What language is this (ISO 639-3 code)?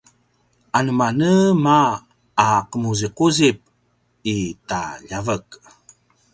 pwn